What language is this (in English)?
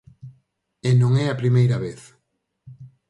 Galician